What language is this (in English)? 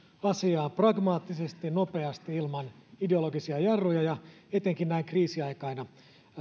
Finnish